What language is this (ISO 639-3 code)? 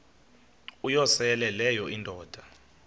xho